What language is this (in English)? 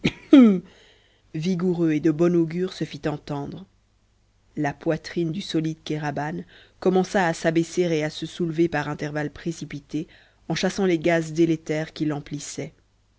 French